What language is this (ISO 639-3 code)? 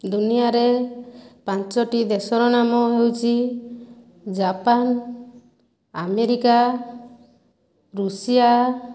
ori